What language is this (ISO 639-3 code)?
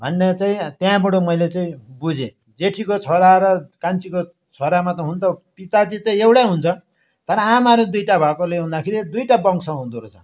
nep